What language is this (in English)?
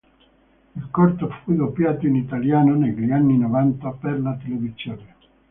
Italian